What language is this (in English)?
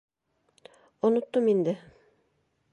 Bashkir